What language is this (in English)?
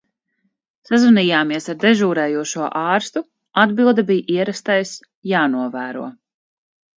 Latvian